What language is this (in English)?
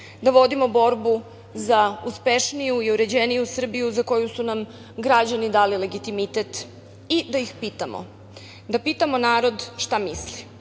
Serbian